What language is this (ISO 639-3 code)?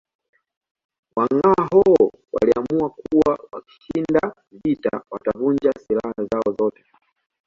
swa